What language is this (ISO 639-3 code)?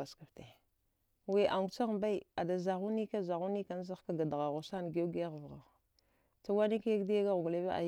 dgh